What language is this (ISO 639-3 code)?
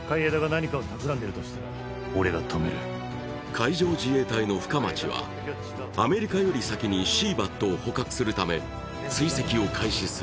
jpn